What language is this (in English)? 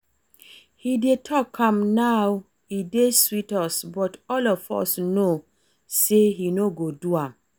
Nigerian Pidgin